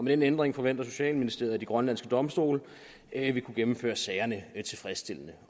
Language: Danish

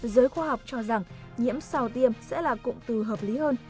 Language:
Vietnamese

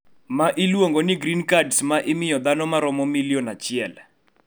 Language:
Luo (Kenya and Tanzania)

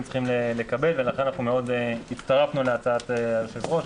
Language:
Hebrew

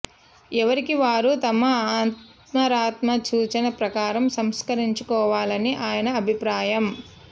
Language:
Telugu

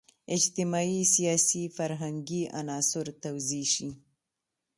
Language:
Pashto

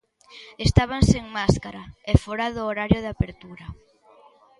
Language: Galician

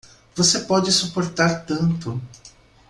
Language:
Portuguese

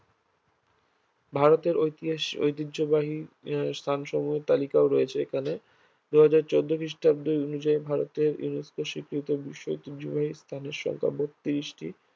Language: Bangla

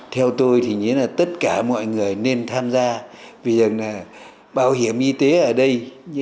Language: Vietnamese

